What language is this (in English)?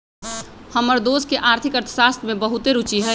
Magahi